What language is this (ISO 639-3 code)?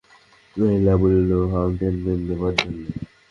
ben